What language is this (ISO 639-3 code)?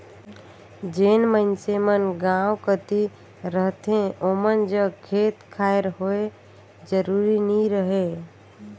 hne